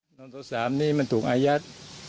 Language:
Thai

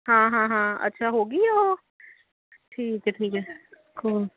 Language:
Punjabi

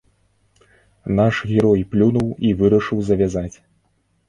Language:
Belarusian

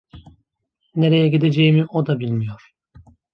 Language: Turkish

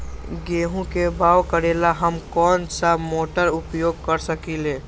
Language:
Magahi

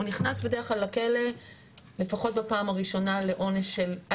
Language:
Hebrew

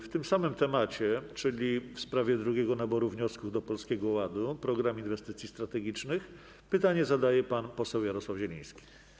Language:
Polish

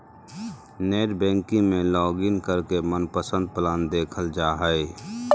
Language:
Magahi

